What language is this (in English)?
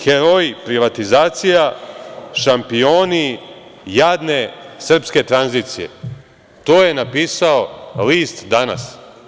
Serbian